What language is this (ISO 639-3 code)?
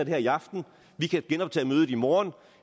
dan